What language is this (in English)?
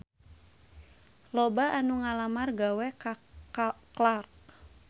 Sundanese